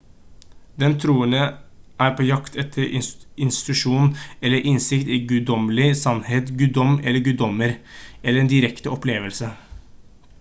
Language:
Norwegian Bokmål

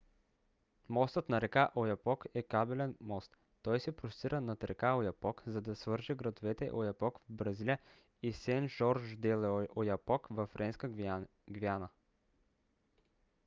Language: Bulgarian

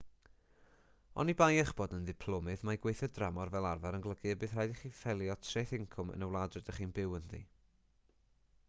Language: Welsh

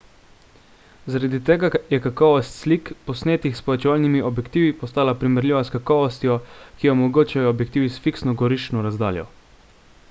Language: Slovenian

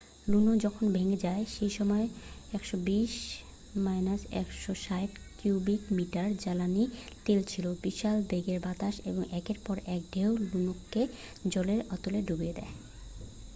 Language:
Bangla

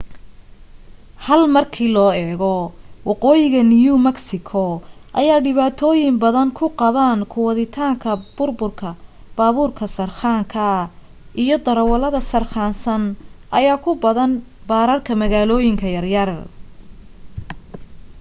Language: Somali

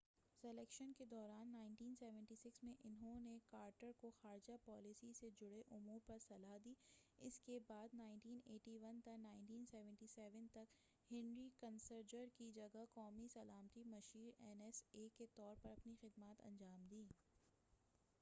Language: Urdu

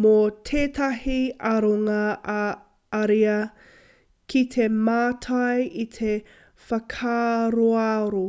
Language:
Māori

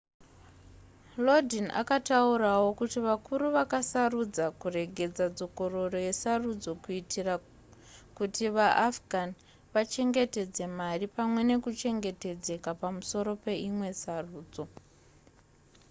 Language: Shona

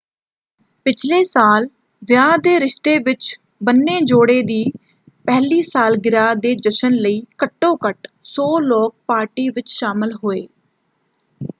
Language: Punjabi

